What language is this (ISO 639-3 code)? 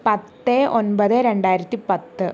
mal